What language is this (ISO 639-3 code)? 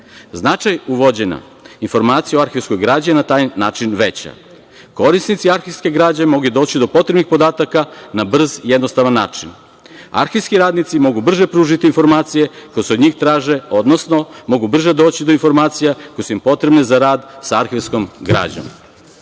srp